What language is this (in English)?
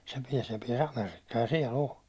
Finnish